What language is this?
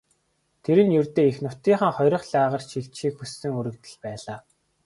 Mongolian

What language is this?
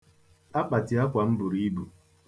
Igbo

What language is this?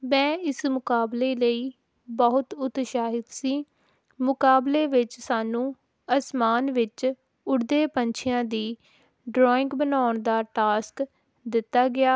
Punjabi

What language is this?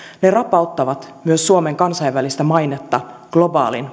Finnish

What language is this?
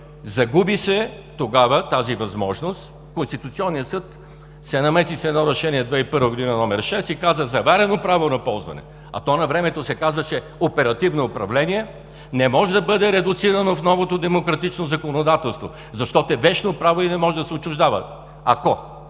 Bulgarian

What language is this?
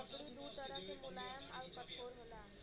Bhojpuri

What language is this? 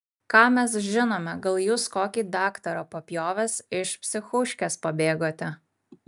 Lithuanian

